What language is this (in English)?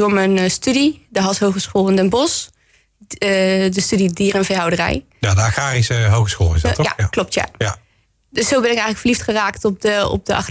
Dutch